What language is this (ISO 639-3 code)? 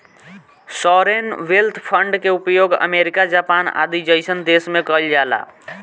bho